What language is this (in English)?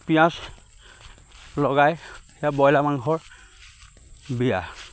Assamese